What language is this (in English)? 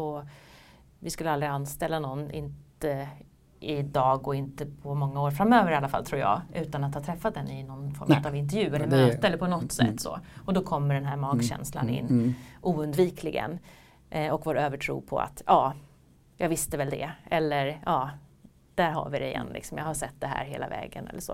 Swedish